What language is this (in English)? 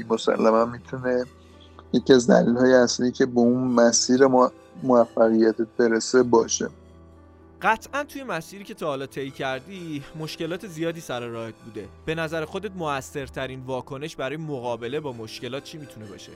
Persian